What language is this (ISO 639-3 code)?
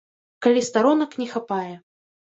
bel